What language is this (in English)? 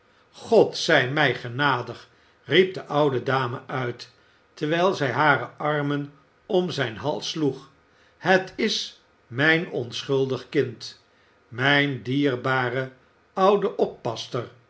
Dutch